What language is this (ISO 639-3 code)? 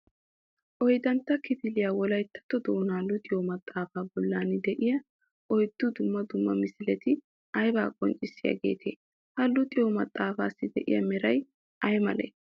wal